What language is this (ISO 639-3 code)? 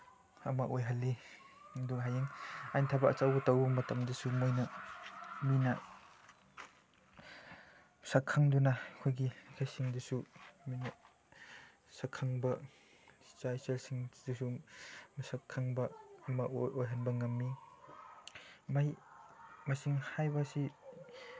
mni